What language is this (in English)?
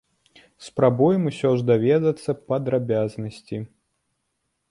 Belarusian